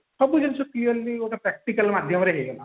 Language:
Odia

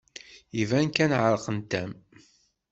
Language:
Kabyle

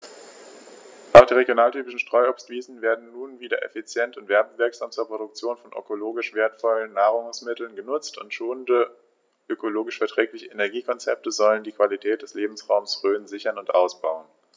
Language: German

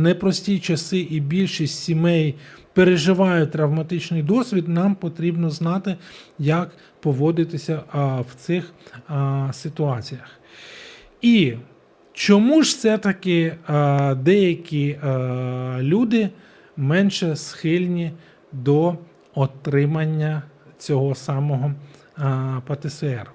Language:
Ukrainian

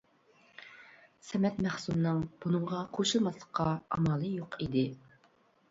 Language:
Uyghur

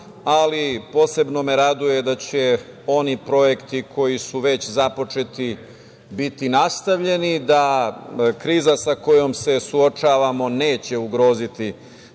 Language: Serbian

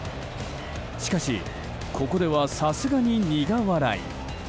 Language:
Japanese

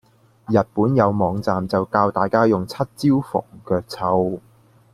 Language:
Cantonese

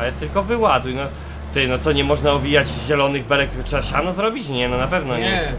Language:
Polish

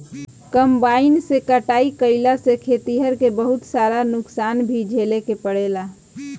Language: Bhojpuri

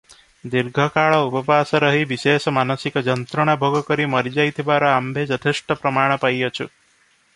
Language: Odia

